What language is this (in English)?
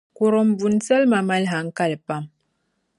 Dagbani